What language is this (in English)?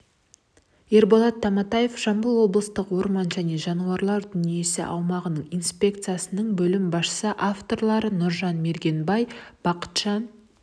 Kazakh